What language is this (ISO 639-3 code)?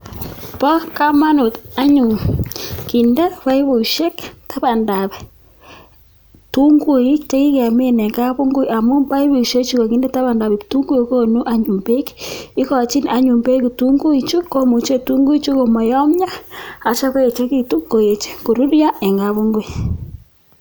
kln